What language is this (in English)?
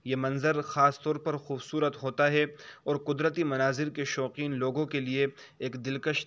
Urdu